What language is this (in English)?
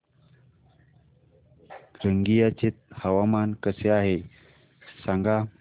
Marathi